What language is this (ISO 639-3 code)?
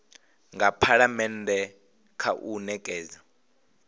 ven